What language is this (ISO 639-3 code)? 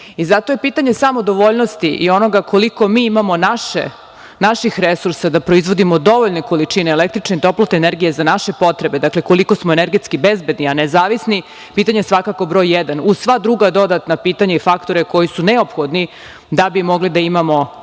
srp